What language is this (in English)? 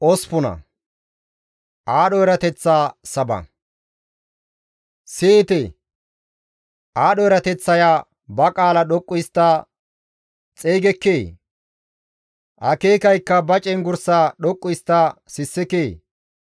Gamo